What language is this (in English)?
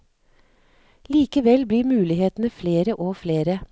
Norwegian